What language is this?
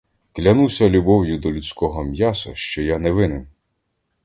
Ukrainian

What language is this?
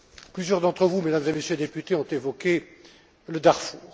French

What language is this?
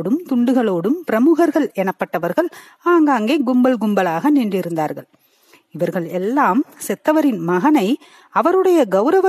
Tamil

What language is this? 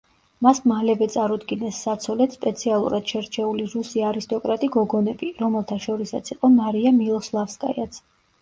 Georgian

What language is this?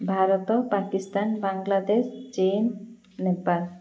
Odia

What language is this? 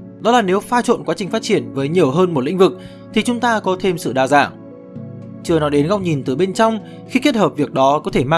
Vietnamese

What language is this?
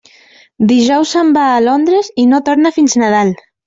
Catalan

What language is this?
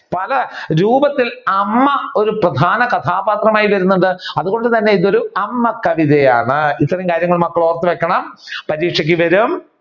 Malayalam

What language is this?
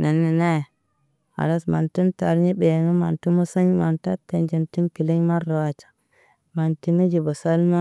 Naba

